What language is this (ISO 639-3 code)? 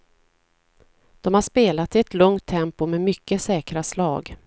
swe